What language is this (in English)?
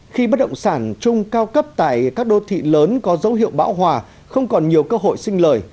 Vietnamese